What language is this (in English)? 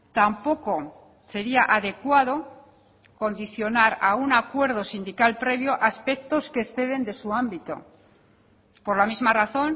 Spanish